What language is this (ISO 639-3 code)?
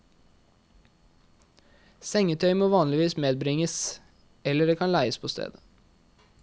nor